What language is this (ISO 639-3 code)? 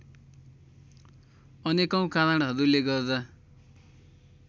nep